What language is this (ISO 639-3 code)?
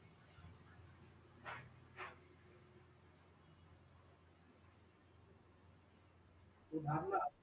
mar